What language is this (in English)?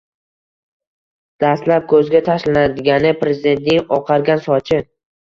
Uzbek